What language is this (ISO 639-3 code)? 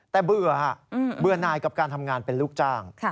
tha